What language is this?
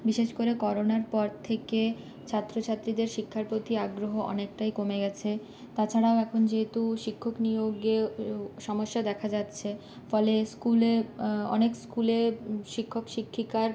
Bangla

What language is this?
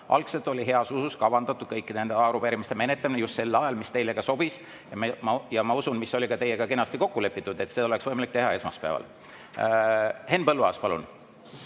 Estonian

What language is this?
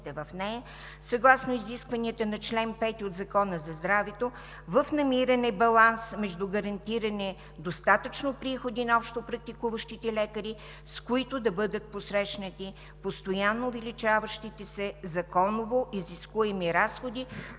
Bulgarian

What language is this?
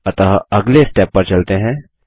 Hindi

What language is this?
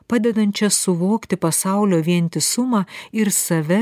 Lithuanian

